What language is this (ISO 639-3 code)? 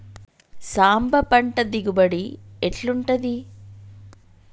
tel